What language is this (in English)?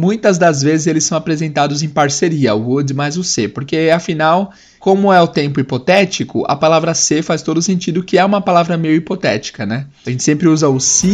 Portuguese